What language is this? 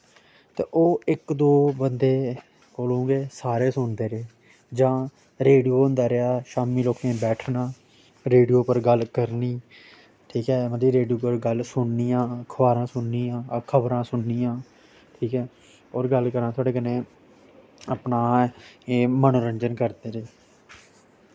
Dogri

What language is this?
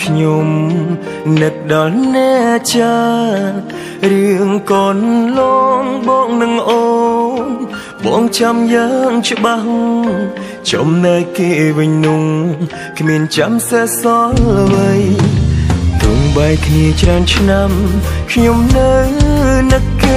Thai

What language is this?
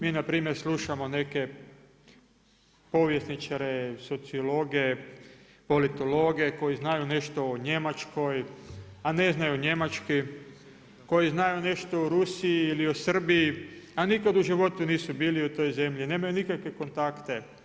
Croatian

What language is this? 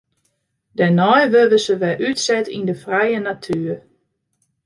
Western Frisian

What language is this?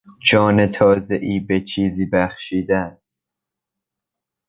Persian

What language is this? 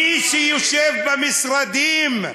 Hebrew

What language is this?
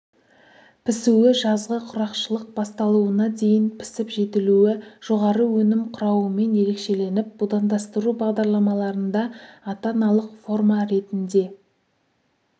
Kazakh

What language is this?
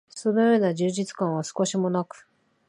Japanese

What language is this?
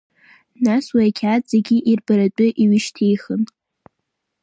Abkhazian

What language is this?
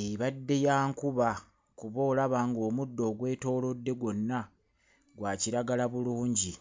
Ganda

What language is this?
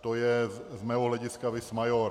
Czech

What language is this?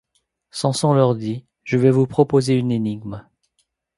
French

